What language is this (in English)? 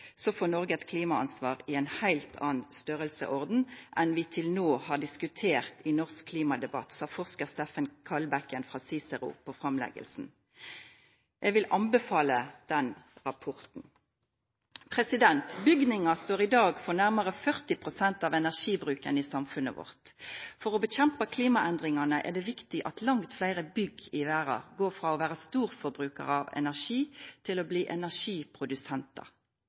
Norwegian Nynorsk